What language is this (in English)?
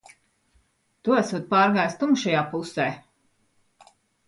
Latvian